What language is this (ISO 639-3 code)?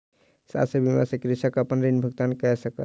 mai